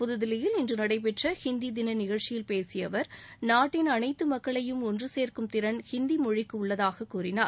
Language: Tamil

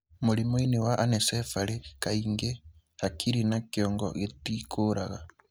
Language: Kikuyu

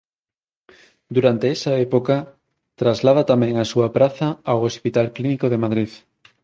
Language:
Galician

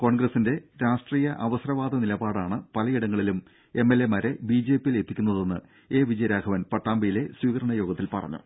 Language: Malayalam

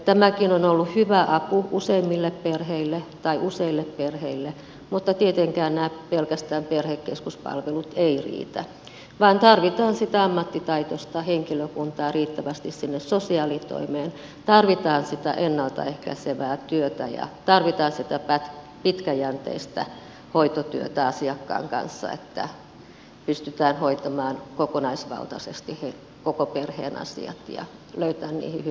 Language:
Finnish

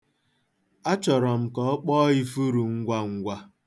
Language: Igbo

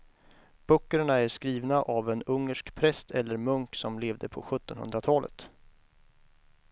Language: Swedish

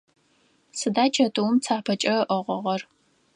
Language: Adyghe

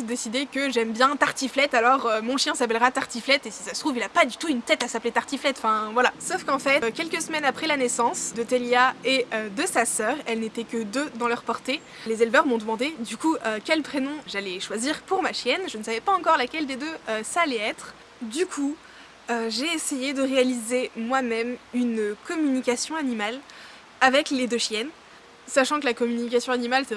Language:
French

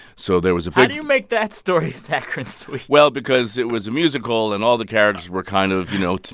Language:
English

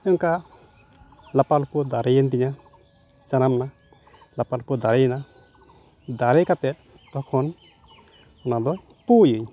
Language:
Santali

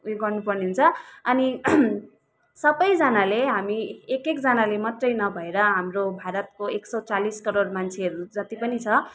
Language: Nepali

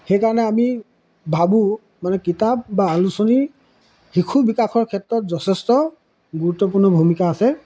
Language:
Assamese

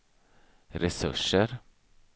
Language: Swedish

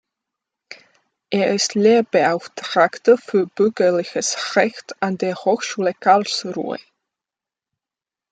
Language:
German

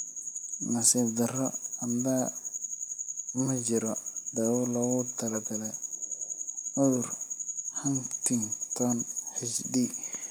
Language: Somali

